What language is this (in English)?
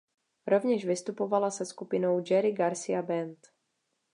Czech